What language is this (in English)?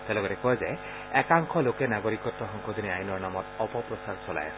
Assamese